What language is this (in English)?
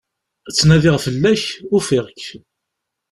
Kabyle